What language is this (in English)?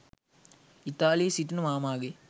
Sinhala